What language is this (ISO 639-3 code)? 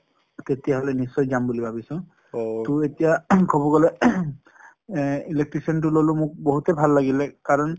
asm